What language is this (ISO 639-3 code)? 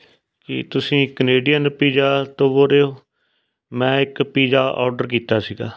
pan